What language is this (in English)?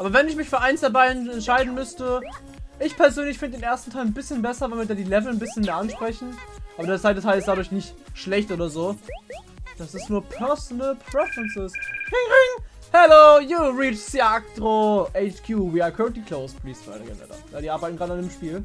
German